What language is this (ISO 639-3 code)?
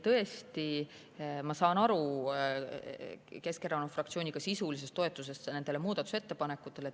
est